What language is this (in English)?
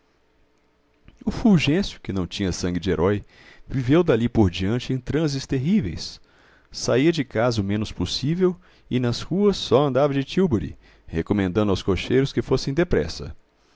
Portuguese